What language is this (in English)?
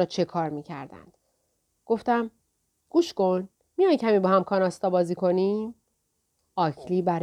Persian